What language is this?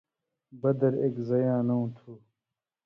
Indus Kohistani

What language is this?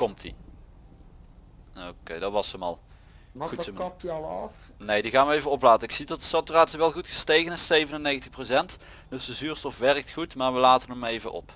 Dutch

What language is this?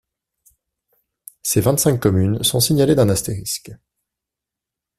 French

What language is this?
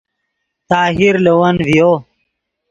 Yidgha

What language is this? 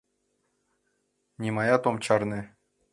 Mari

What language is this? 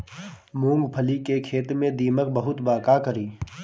Bhojpuri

